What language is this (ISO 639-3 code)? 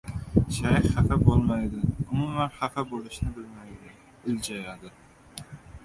uzb